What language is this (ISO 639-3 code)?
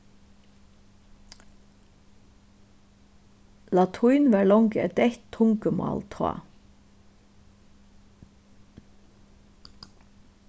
fao